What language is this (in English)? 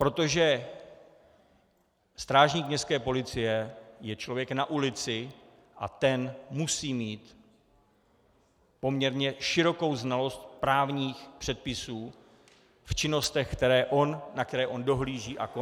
Czech